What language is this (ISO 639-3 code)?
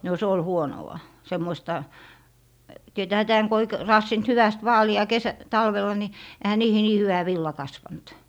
fin